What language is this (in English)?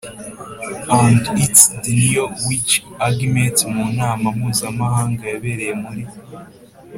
Kinyarwanda